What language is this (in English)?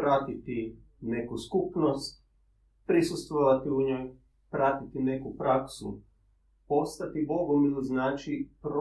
Croatian